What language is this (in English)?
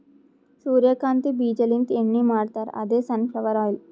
Kannada